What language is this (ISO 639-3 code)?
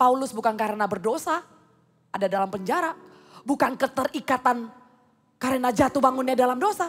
ind